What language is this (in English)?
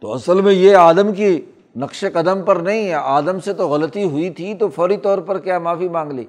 Urdu